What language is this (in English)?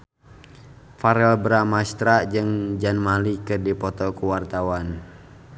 Sundanese